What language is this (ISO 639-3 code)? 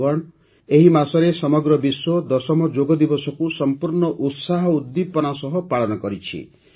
ori